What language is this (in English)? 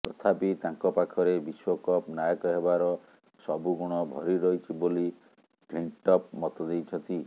Odia